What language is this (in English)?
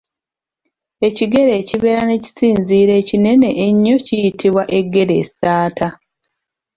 Ganda